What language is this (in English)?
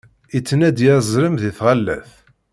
Kabyle